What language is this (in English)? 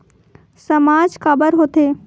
Chhattisgarhi